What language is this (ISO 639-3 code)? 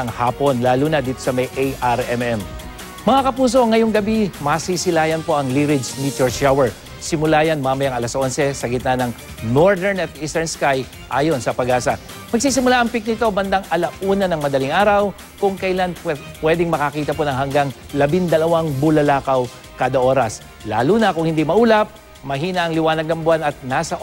fil